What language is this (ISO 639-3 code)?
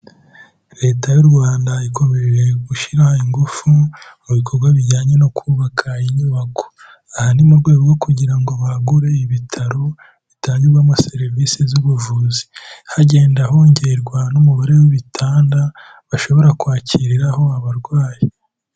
kin